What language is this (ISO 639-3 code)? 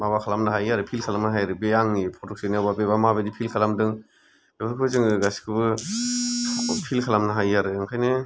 brx